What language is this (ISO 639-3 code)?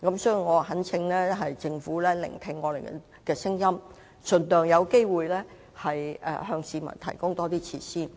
yue